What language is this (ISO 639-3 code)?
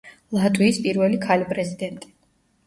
kat